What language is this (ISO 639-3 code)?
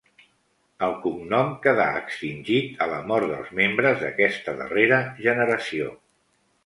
cat